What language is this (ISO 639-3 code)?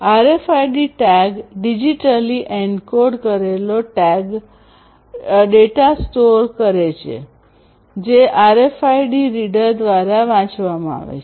guj